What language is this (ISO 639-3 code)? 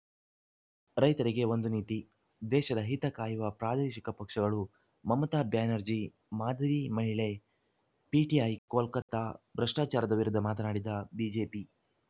kan